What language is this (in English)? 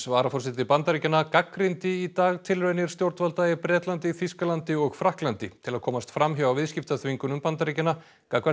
Icelandic